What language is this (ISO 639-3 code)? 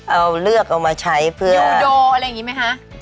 tha